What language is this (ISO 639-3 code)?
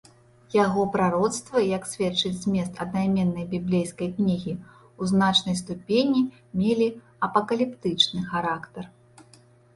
bel